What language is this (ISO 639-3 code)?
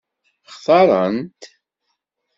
kab